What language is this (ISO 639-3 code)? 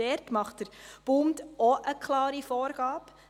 gsw